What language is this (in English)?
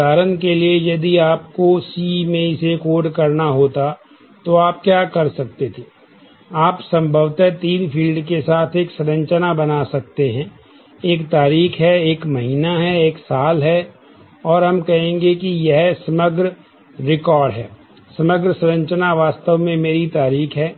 Hindi